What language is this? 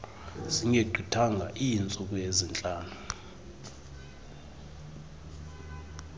Xhosa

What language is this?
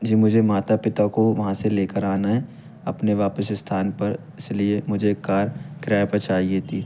Hindi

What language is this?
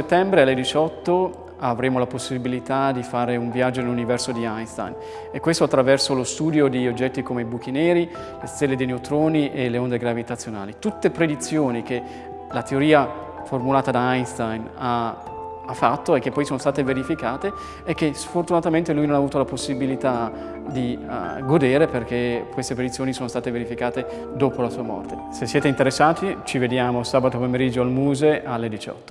Italian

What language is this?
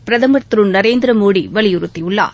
Tamil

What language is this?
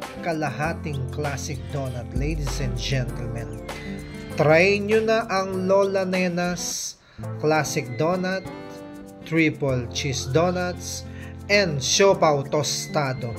Filipino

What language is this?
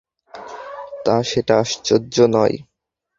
Bangla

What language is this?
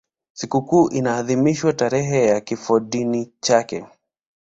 Swahili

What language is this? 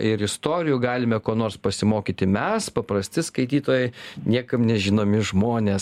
Lithuanian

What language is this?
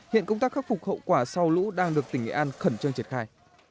Vietnamese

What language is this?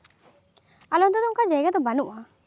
Santali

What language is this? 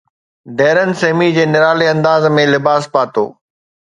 Sindhi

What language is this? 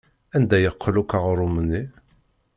Kabyle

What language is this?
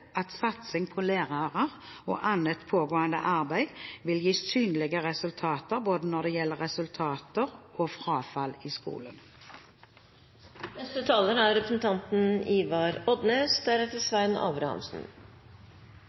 Norwegian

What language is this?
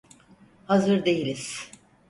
Turkish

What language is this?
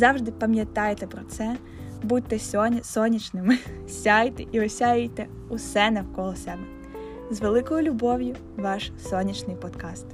Ukrainian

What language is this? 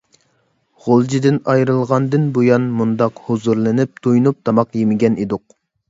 Uyghur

